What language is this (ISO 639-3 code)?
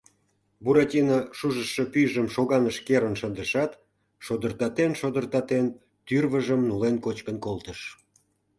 chm